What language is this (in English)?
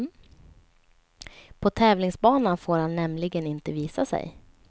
Swedish